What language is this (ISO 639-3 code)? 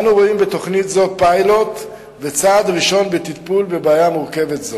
heb